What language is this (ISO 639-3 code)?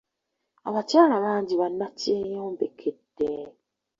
lug